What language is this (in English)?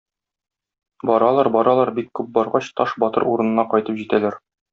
Tatar